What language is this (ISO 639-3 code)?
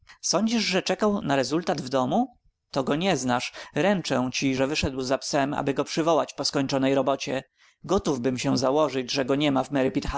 pol